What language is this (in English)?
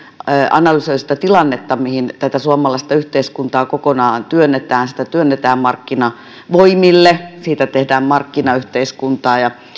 Finnish